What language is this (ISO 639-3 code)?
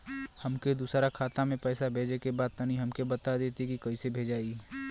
bho